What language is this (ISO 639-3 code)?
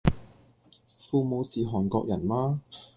yue